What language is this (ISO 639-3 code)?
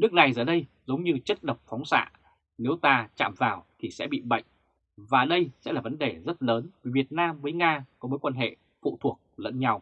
vie